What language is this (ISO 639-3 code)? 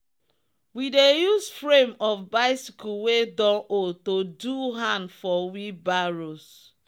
pcm